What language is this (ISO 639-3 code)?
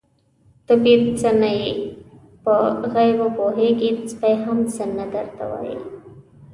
pus